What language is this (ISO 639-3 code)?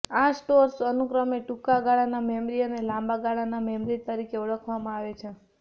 guj